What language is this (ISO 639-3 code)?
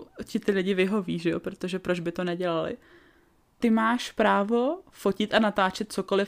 ces